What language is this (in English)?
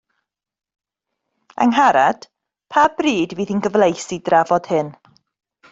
Welsh